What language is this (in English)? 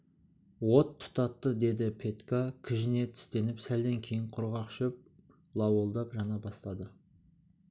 Kazakh